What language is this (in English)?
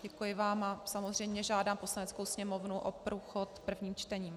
Czech